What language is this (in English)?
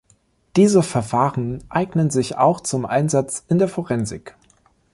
German